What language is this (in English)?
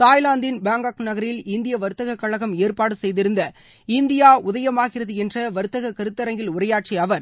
Tamil